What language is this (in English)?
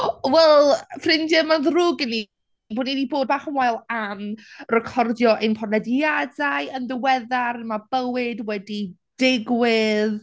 Welsh